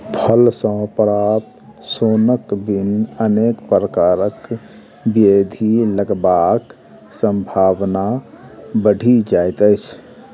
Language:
Maithili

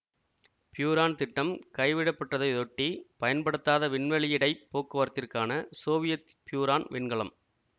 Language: Tamil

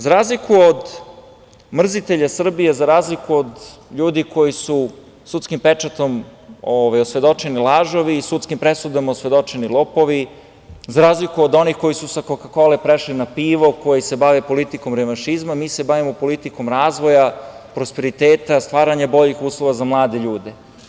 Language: Serbian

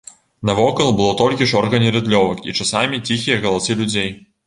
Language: Belarusian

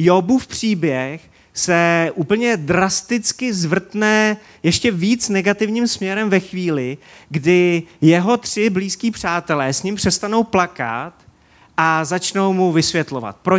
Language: Czech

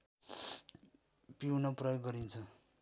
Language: Nepali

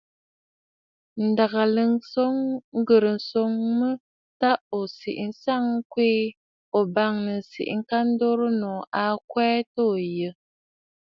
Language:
Bafut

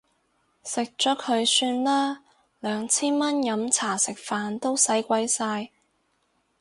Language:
Cantonese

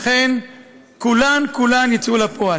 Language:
Hebrew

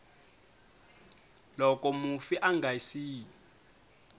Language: Tsonga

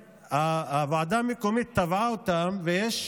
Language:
Hebrew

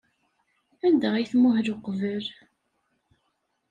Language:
Kabyle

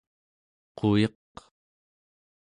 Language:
Central Yupik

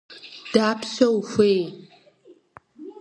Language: Kabardian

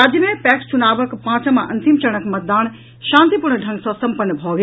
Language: Maithili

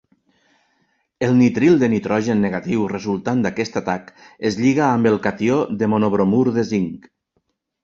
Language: Catalan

